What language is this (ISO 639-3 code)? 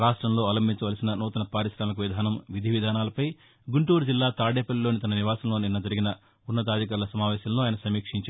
tel